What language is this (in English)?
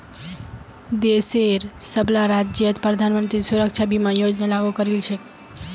Magahi